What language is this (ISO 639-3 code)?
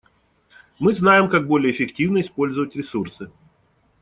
rus